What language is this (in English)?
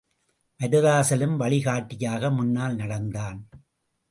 Tamil